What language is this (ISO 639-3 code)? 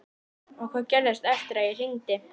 isl